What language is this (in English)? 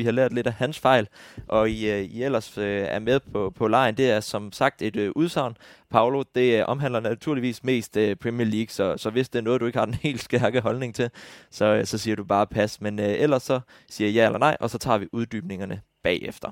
Danish